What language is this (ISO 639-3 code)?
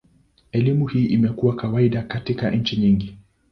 swa